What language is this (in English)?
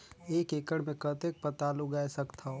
Chhattisgarhi